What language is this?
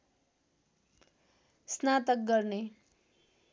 Nepali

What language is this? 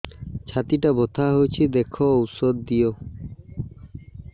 Odia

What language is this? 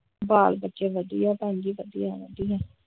Punjabi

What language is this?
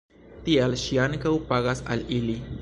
Esperanto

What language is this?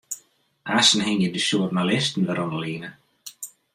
Western Frisian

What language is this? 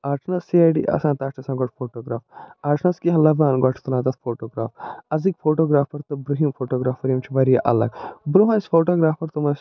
Kashmiri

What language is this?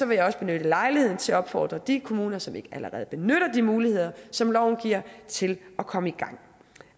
Danish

